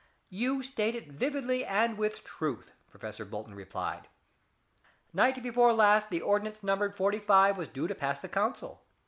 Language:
English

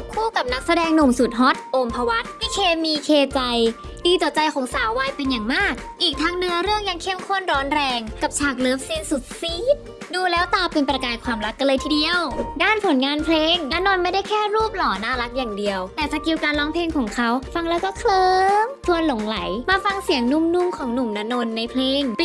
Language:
Thai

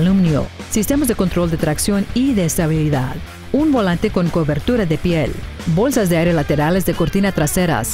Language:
Spanish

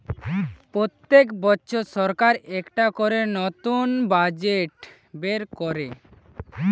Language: Bangla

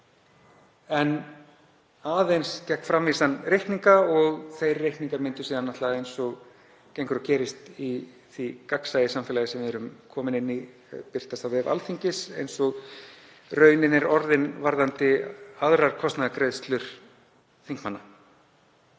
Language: Icelandic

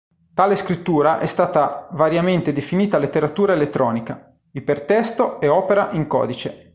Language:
Italian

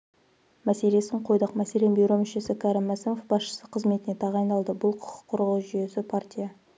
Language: Kazakh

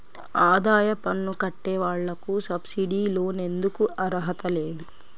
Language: Telugu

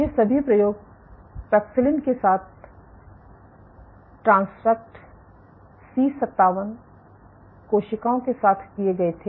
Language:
Hindi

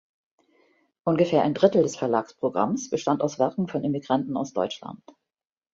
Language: German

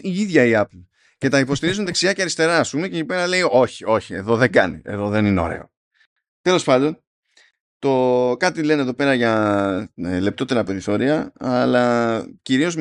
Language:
Greek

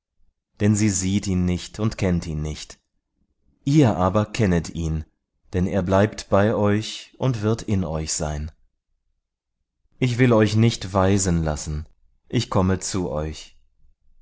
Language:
German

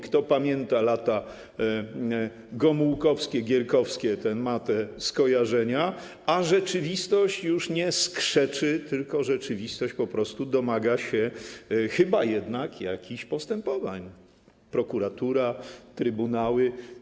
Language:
Polish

